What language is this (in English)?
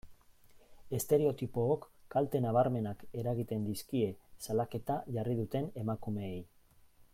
Basque